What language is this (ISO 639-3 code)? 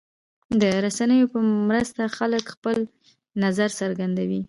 pus